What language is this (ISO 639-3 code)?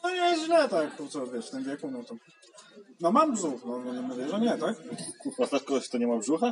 pol